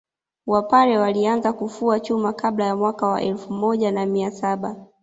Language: Swahili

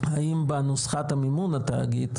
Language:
Hebrew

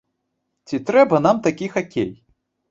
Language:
Belarusian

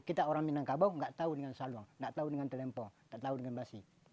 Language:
Indonesian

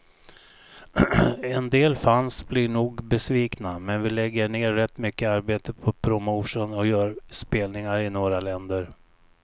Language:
Swedish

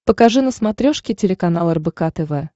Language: Russian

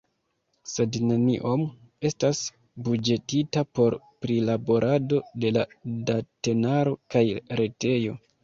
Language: Esperanto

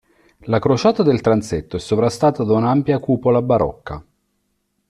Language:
Italian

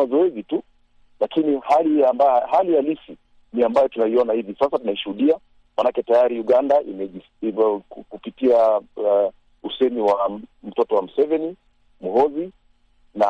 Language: Swahili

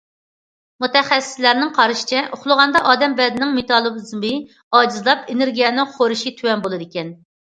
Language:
Uyghur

